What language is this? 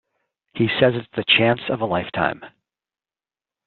English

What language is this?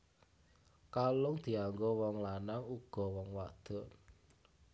Javanese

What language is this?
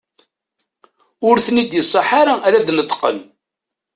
Kabyle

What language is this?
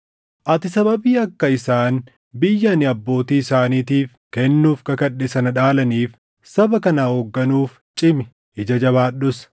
Oromo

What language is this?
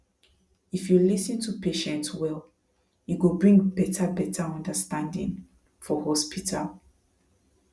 Nigerian Pidgin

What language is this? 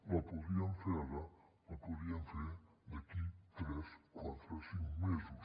Catalan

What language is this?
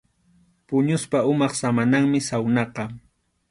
Arequipa-La Unión Quechua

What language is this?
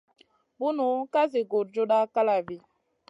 Masana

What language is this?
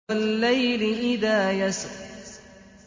Arabic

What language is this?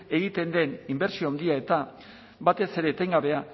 Basque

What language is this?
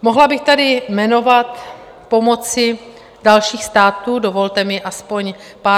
Czech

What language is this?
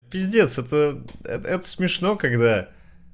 Russian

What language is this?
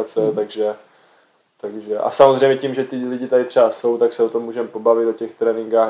Czech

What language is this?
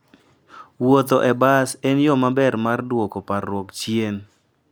Luo (Kenya and Tanzania)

